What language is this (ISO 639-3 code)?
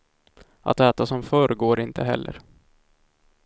swe